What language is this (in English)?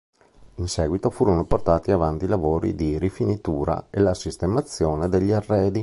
Italian